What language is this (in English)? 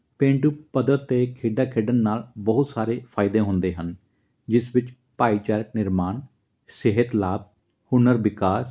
Punjabi